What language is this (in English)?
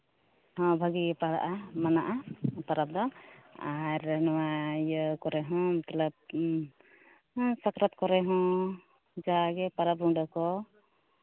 Santali